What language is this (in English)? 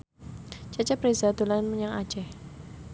Javanese